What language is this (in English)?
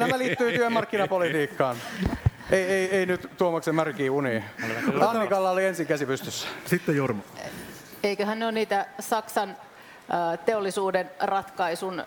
Finnish